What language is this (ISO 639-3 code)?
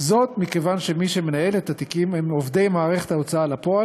heb